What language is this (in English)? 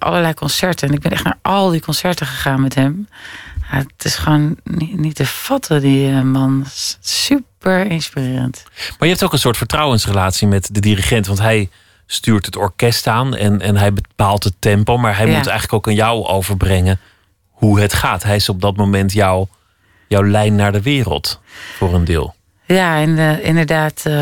Dutch